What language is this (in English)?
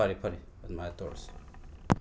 Manipuri